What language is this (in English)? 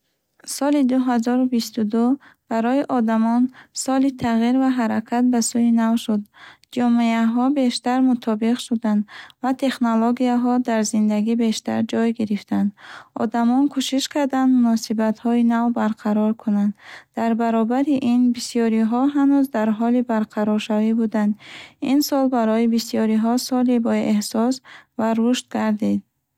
Bukharic